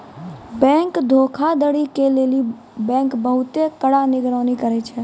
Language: Maithili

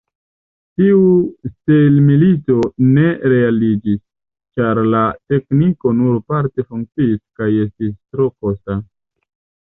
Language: Esperanto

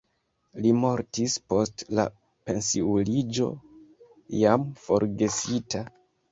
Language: Esperanto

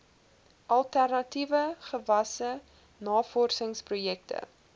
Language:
Afrikaans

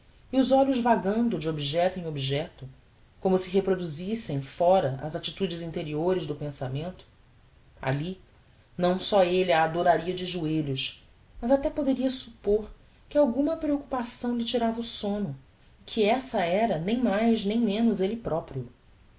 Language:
Portuguese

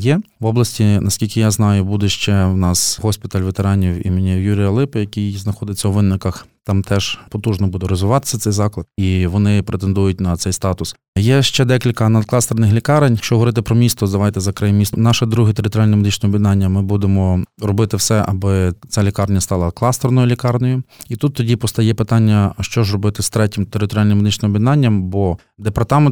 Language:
Ukrainian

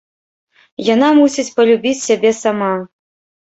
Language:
Belarusian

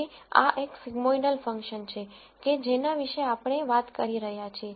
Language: Gujarati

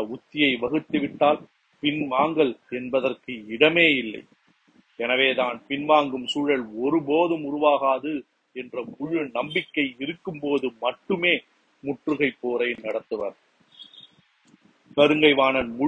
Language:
Tamil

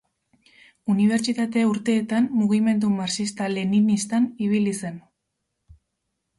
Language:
Basque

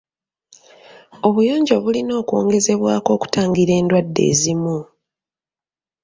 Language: Ganda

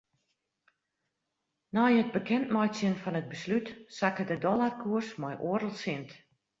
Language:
Western Frisian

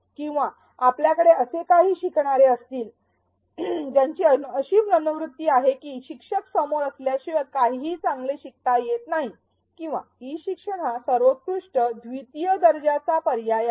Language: Marathi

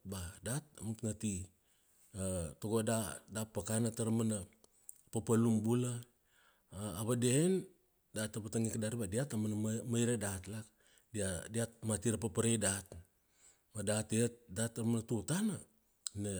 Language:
Kuanua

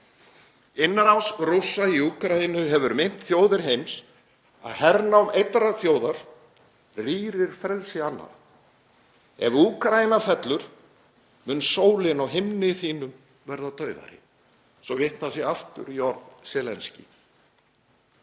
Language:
Icelandic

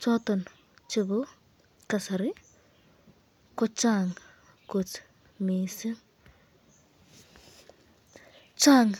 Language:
Kalenjin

